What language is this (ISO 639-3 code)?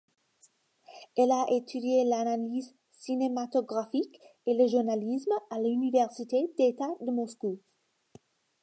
fra